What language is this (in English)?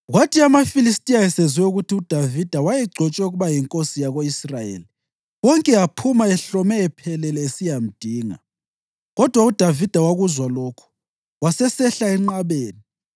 North Ndebele